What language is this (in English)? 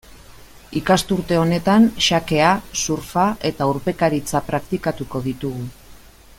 Basque